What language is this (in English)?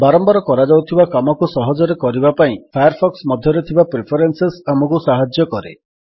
Odia